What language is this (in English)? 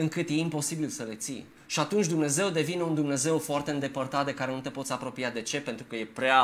Romanian